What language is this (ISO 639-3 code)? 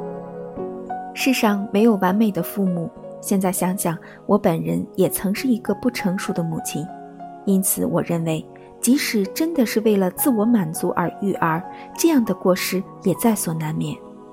zho